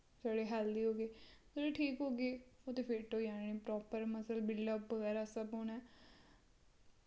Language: Dogri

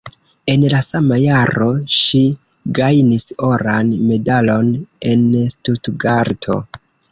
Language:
Esperanto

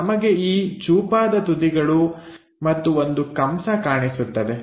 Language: Kannada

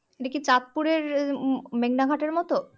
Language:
Bangla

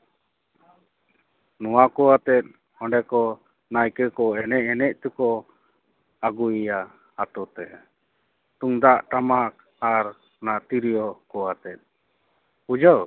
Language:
Santali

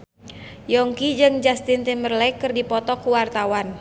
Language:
Sundanese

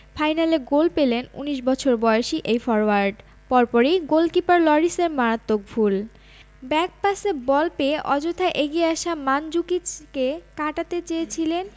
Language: Bangla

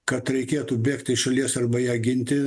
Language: Lithuanian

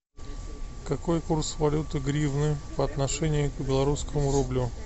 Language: Russian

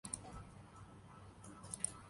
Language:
Urdu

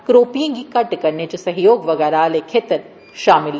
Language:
Dogri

